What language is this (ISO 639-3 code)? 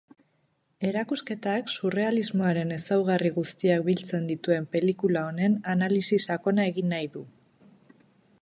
eus